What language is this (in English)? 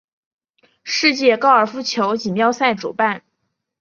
Chinese